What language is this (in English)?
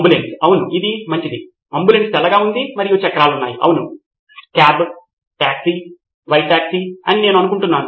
Telugu